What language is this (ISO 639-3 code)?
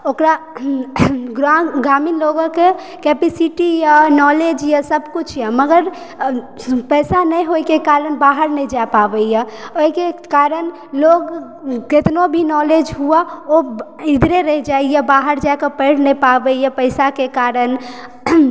mai